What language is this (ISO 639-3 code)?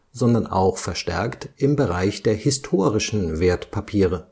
deu